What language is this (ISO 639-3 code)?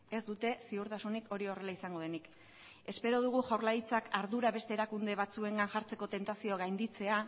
eus